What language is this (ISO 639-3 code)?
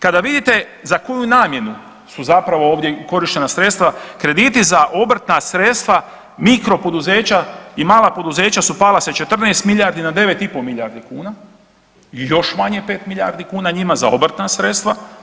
hrv